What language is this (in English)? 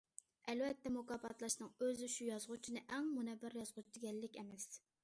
Uyghur